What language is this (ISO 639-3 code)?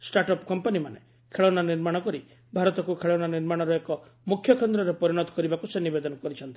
ori